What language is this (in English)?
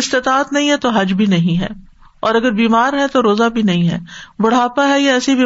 Urdu